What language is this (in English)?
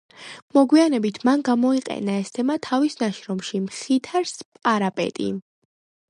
Georgian